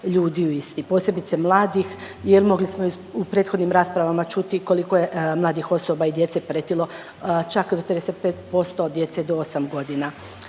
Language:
Croatian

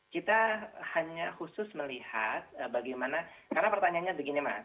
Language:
Indonesian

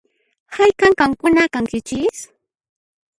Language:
Puno Quechua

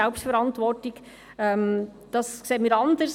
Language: Swiss German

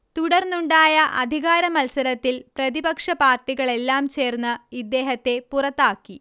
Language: Malayalam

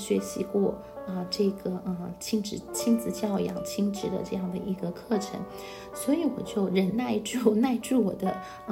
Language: Chinese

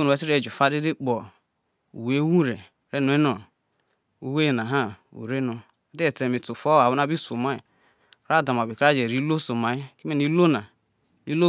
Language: Isoko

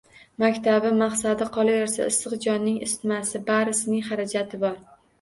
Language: Uzbek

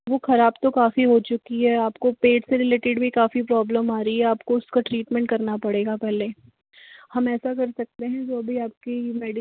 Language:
Hindi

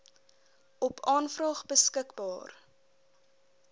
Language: Afrikaans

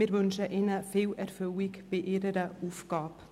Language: Swiss German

